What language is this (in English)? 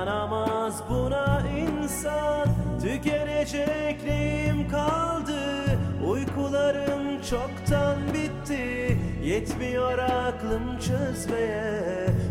Turkish